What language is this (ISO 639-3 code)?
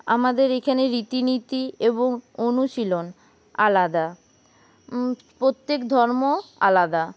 ben